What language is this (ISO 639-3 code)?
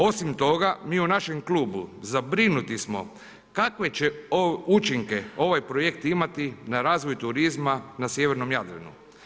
hrv